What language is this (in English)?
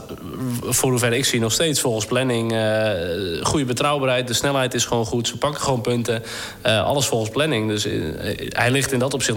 Dutch